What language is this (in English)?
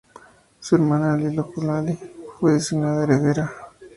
Spanish